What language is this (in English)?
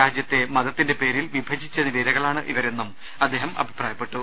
Malayalam